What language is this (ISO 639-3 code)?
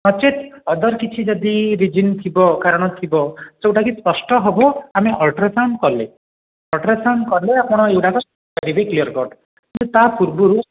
ori